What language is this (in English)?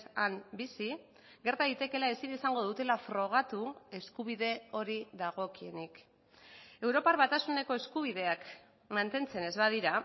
Basque